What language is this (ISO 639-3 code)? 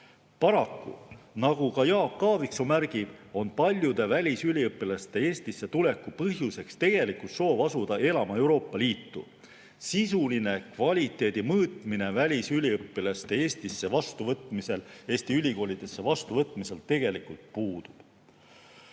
est